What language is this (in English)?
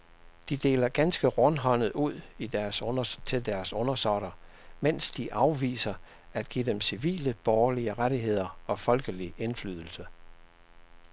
Danish